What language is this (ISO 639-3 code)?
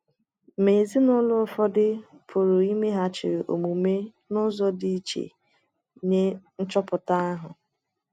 ibo